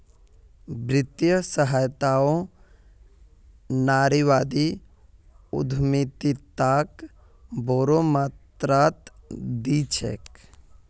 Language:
Magahi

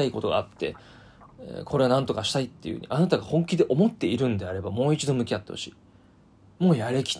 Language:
Japanese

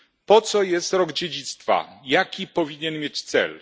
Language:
Polish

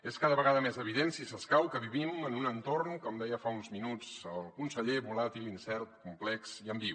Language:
Catalan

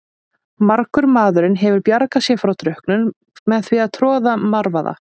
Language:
Icelandic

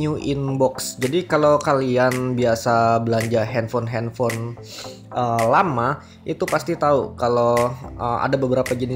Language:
Indonesian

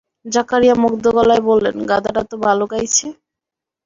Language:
Bangla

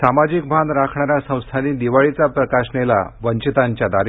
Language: Marathi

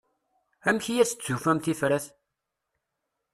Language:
Kabyle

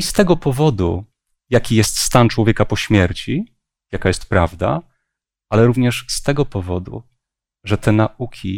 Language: Polish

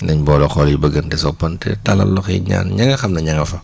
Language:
Wolof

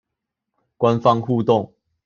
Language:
Chinese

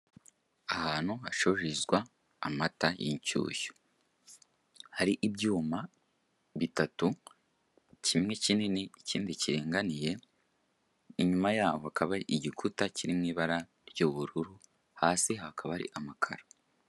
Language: Kinyarwanda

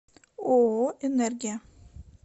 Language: Russian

